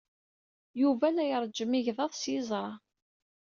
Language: Kabyle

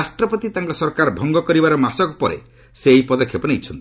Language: Odia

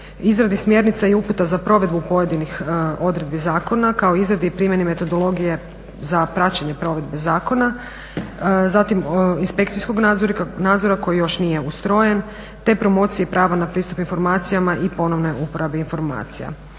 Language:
Croatian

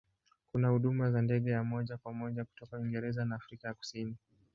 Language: Swahili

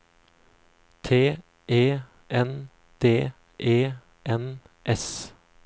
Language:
Norwegian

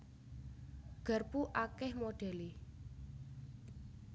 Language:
Javanese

